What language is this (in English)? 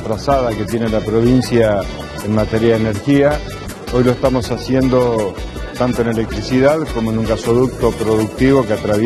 Spanish